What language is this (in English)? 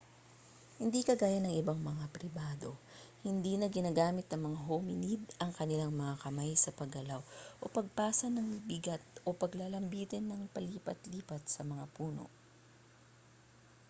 Filipino